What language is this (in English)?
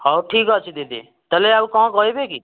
Odia